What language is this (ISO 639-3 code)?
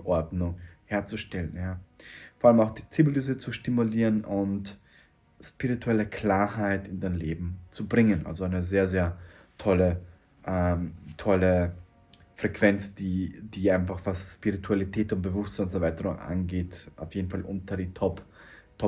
deu